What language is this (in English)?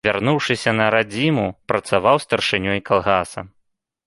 Belarusian